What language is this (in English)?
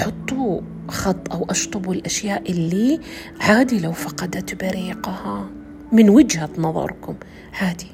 Arabic